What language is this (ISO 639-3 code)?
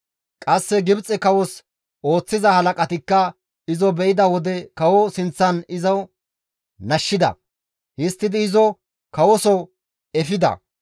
gmv